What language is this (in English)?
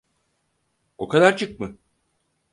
Turkish